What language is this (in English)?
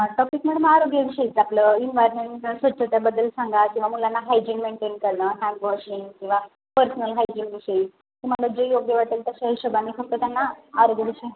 Marathi